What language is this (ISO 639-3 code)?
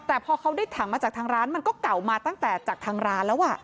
tha